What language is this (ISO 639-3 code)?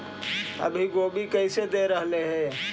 mag